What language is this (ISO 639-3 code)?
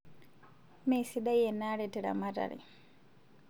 mas